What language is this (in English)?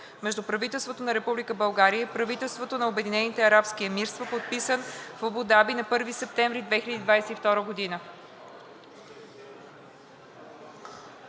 Bulgarian